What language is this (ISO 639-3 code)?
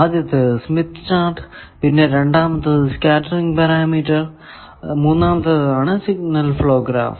mal